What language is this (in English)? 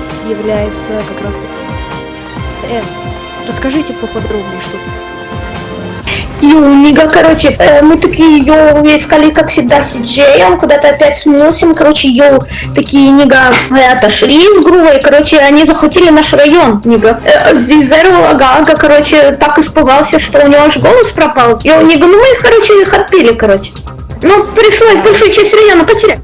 Russian